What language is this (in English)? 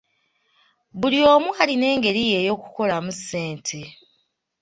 Ganda